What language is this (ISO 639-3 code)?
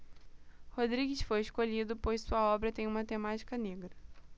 por